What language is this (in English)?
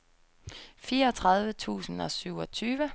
Danish